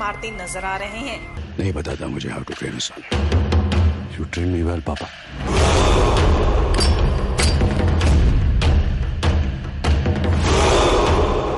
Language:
Hindi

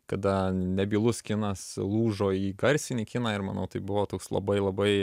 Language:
Lithuanian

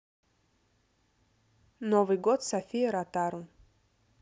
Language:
Russian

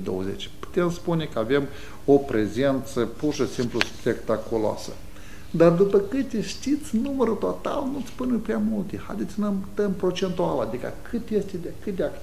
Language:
Romanian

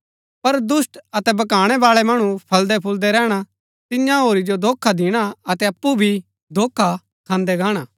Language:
Gaddi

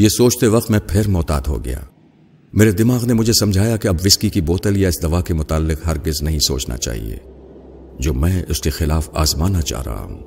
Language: Urdu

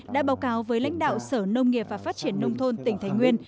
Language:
Vietnamese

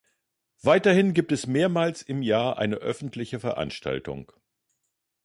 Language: German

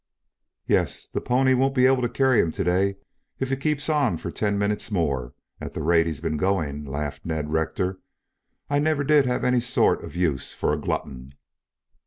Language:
English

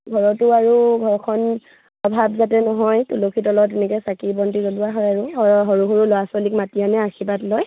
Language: Assamese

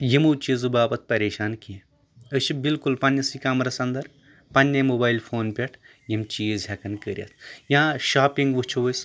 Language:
Kashmiri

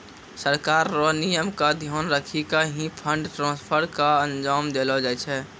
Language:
Maithili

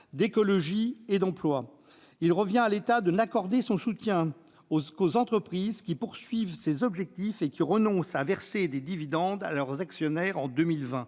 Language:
French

